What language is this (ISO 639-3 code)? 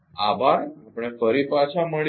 guj